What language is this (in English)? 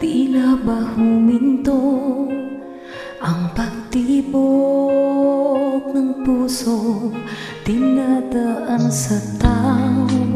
Thai